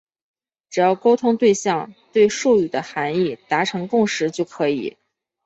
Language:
Chinese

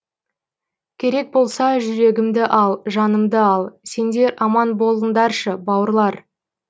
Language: Kazakh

